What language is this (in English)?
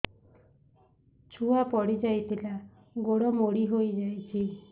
Odia